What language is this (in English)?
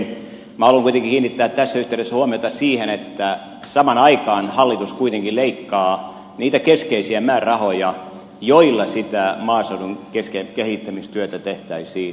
Finnish